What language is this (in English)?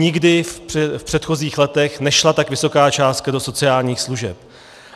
Czech